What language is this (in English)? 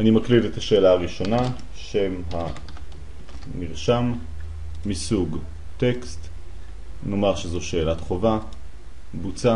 Hebrew